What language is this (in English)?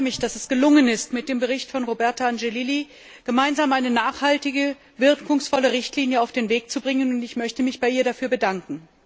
German